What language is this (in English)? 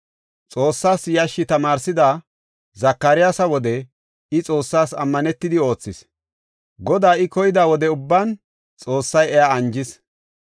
Gofa